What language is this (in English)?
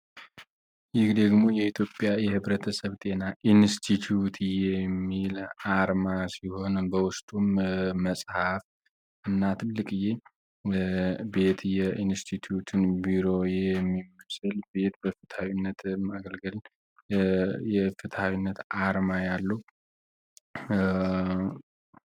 Amharic